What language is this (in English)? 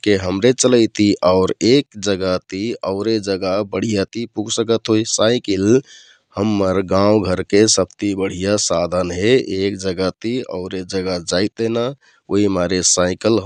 Kathoriya Tharu